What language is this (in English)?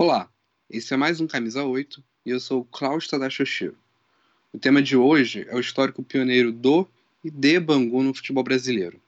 Portuguese